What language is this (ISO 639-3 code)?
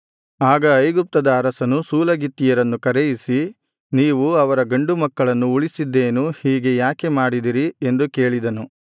kan